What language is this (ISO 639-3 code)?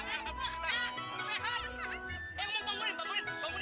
ind